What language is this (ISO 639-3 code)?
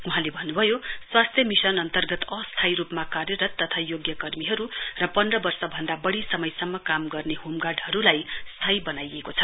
nep